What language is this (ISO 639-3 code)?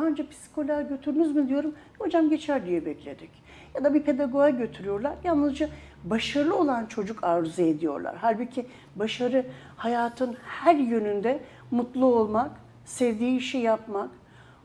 tur